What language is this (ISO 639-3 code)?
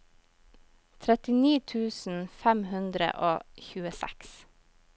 nor